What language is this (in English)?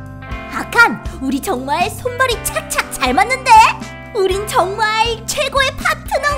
Korean